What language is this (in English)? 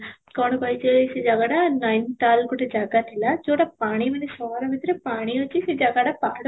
Odia